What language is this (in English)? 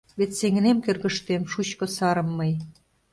Mari